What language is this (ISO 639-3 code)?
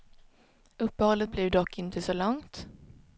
swe